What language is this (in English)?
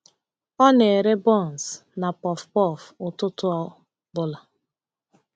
Igbo